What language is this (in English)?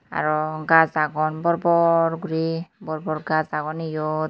Chakma